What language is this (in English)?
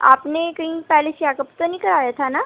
Urdu